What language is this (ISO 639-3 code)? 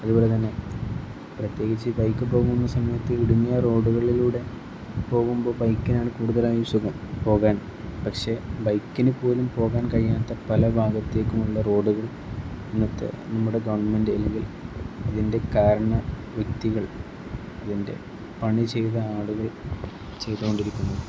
mal